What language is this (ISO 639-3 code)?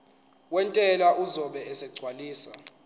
zul